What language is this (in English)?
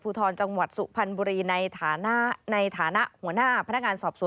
Thai